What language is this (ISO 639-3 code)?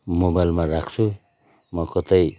nep